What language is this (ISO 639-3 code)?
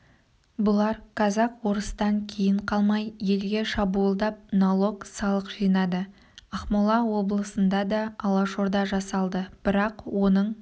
kaz